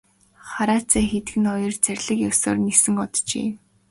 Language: Mongolian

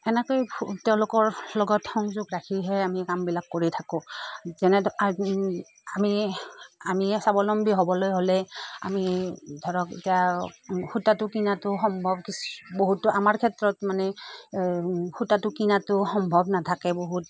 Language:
Assamese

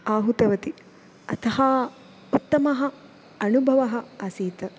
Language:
Sanskrit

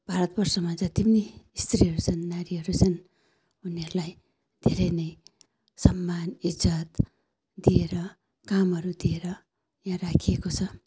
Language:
Nepali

